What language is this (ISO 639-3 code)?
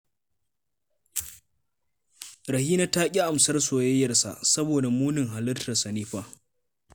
hau